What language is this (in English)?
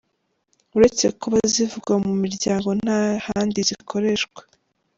Kinyarwanda